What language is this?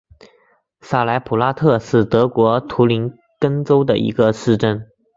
Chinese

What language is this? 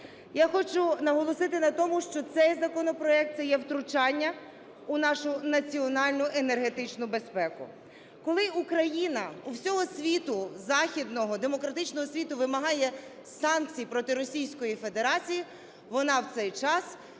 Ukrainian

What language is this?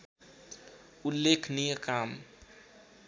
Nepali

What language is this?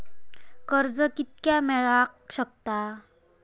Marathi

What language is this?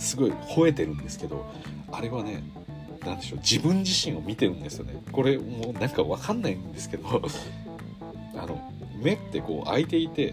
Japanese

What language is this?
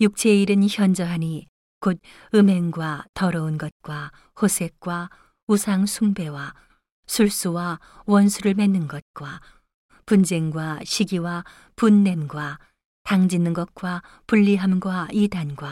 Korean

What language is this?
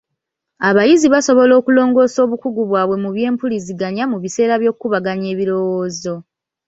Ganda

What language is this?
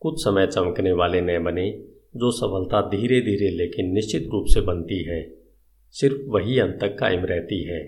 Hindi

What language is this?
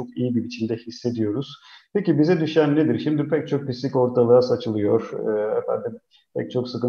Turkish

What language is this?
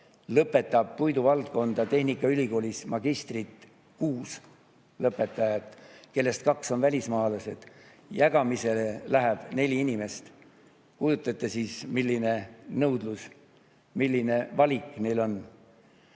Estonian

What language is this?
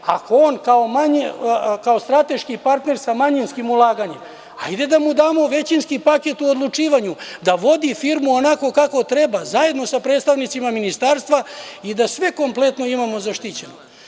Serbian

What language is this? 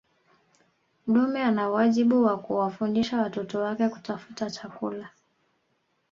Swahili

